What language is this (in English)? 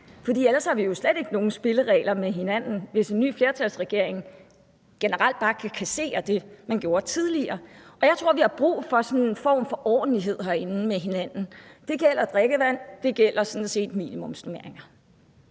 Danish